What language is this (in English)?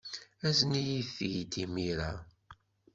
Kabyle